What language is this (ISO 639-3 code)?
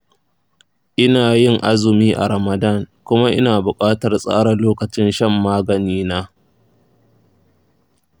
hau